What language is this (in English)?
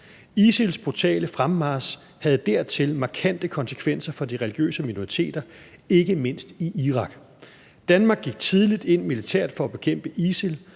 Danish